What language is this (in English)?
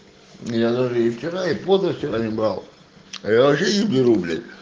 Russian